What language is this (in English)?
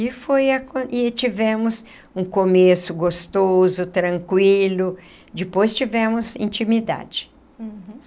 Portuguese